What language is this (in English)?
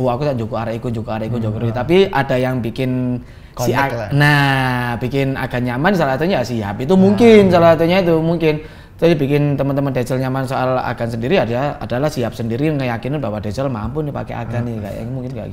Indonesian